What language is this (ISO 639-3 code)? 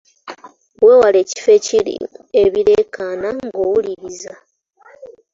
lug